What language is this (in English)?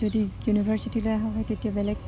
Assamese